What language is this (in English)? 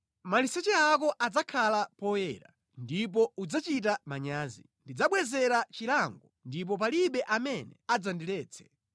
Nyanja